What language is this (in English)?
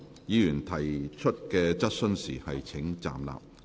Cantonese